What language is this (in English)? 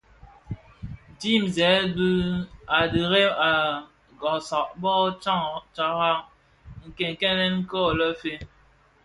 Bafia